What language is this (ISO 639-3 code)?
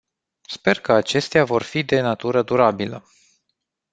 ron